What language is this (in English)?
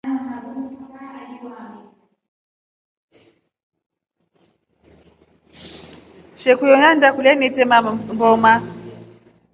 Rombo